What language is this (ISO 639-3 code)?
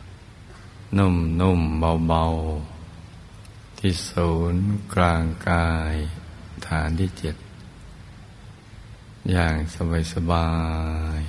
tha